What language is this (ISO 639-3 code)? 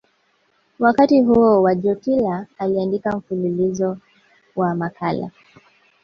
swa